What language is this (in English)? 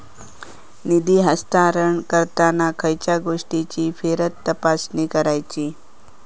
Marathi